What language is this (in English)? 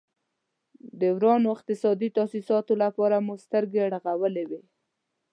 Pashto